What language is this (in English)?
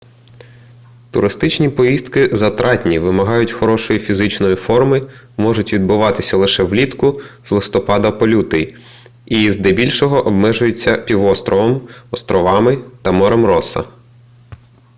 Ukrainian